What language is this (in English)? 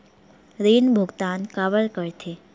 Chhattisgarhi